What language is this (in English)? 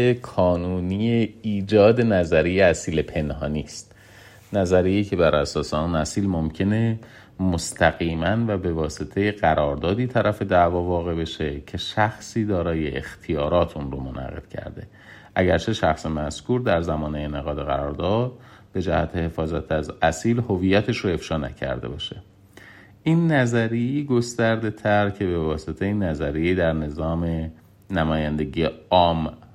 Persian